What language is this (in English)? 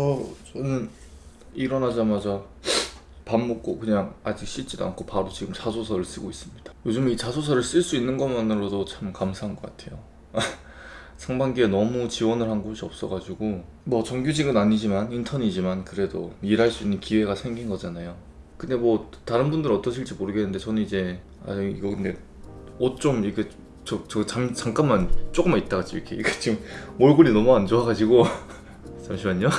Korean